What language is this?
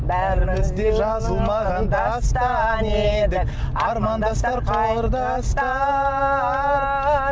Kazakh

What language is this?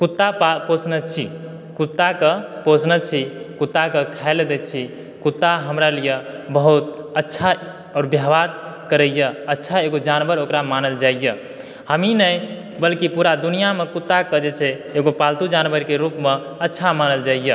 Maithili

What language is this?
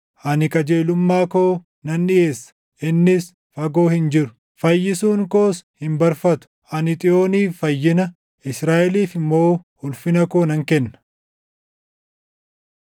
Oromo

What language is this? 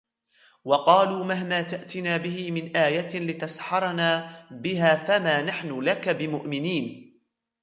Arabic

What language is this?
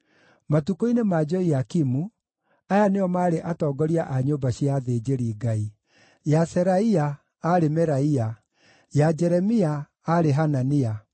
Kikuyu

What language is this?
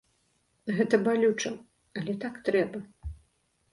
Belarusian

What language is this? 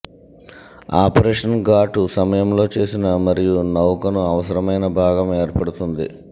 Telugu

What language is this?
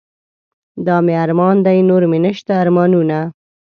Pashto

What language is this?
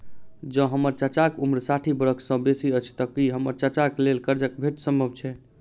Maithili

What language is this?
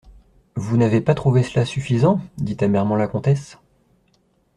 French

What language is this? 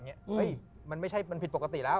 Thai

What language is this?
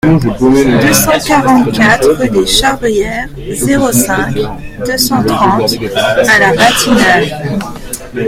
French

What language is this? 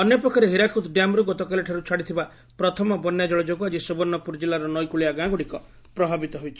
Odia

